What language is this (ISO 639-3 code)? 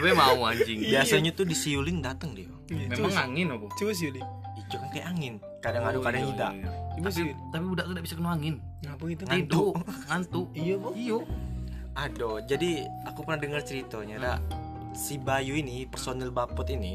ind